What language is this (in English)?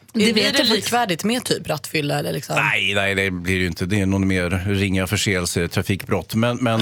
Swedish